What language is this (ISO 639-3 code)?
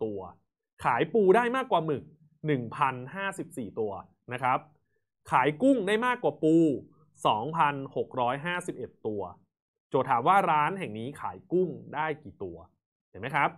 tha